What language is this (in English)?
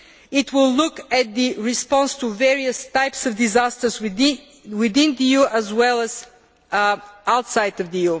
English